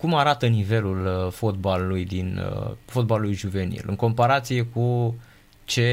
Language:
Romanian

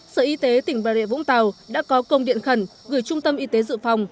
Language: Vietnamese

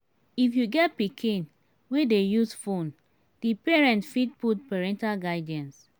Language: Nigerian Pidgin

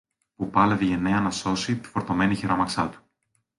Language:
Greek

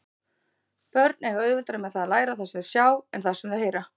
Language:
Icelandic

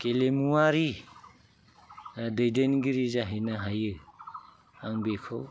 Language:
Bodo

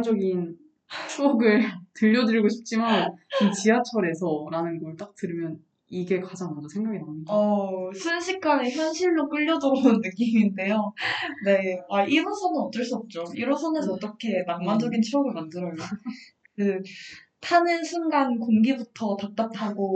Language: Korean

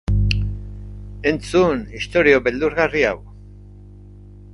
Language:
Basque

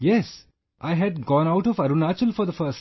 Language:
English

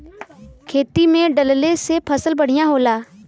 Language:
Bhojpuri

